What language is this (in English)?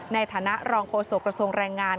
Thai